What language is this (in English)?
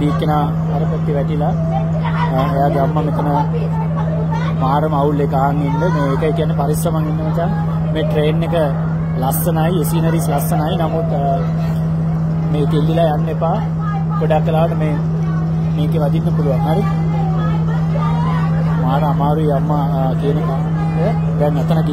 Arabic